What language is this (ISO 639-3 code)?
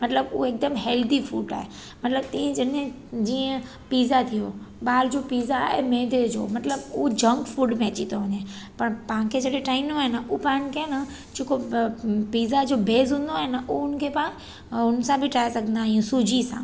snd